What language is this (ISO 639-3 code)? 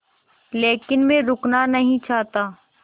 hin